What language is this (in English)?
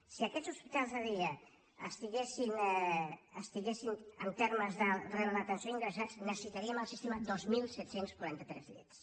Catalan